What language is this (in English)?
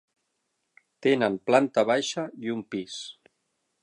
Catalan